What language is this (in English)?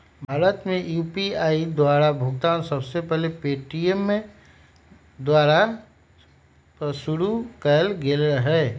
Magahi